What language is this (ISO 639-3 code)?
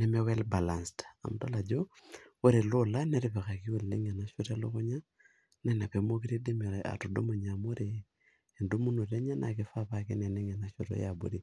mas